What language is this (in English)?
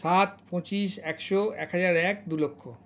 Bangla